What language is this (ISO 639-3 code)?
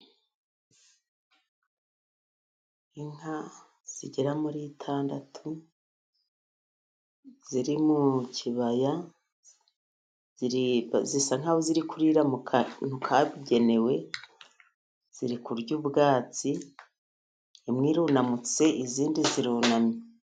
kin